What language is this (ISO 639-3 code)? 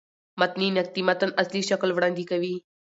pus